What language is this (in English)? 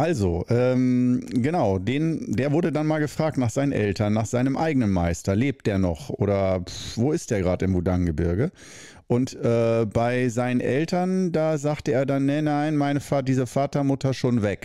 German